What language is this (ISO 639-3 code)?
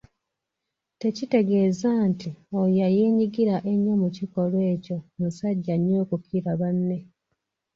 lug